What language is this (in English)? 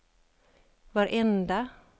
Swedish